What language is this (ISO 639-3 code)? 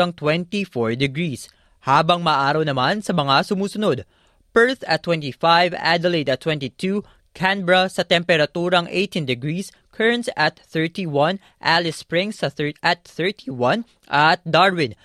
fil